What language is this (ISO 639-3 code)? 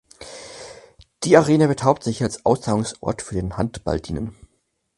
deu